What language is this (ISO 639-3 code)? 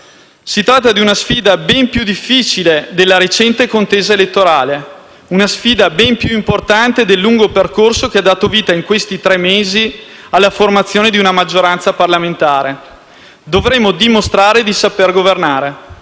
ita